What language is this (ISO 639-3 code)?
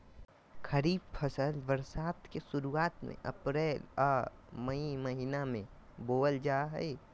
mag